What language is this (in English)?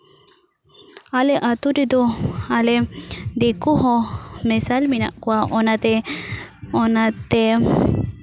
Santali